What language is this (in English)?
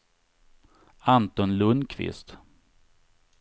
Swedish